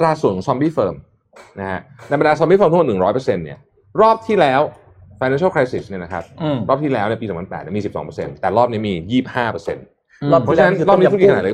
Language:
Thai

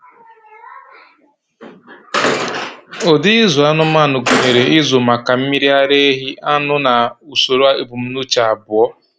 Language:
Igbo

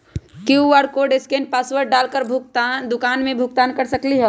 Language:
Magahi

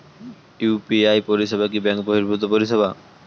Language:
Bangla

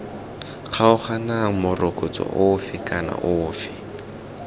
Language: Tswana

